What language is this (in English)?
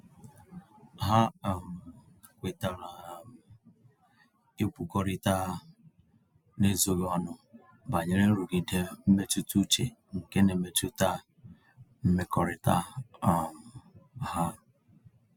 Igbo